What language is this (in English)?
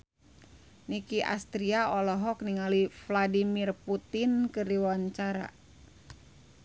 Sundanese